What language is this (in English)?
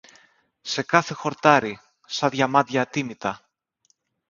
Greek